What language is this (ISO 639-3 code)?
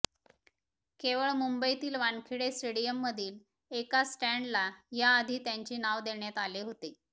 mar